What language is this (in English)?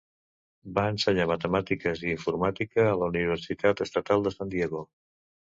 Catalan